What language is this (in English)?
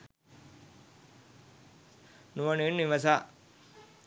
Sinhala